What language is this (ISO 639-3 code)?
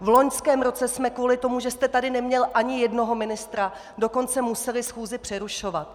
ces